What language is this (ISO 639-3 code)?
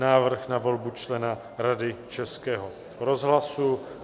ces